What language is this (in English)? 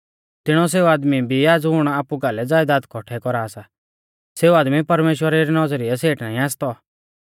Mahasu Pahari